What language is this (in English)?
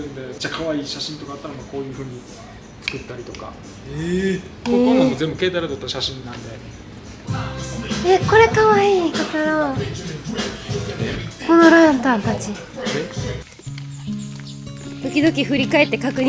Japanese